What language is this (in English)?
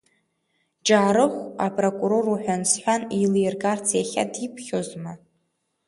Abkhazian